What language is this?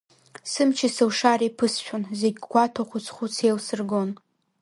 Abkhazian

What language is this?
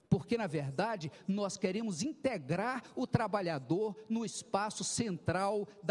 Portuguese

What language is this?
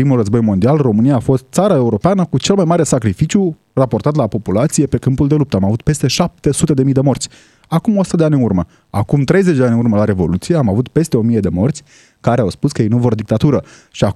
Romanian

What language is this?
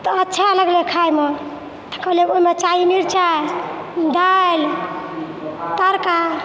Maithili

